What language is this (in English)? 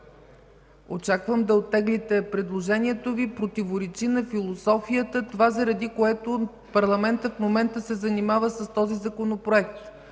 Bulgarian